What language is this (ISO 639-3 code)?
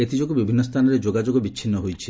ori